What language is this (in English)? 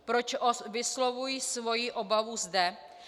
Czech